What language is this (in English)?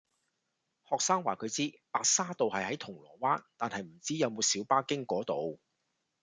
Cantonese